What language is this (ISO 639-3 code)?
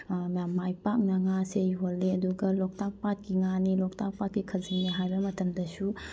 mni